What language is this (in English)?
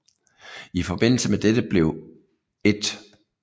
Danish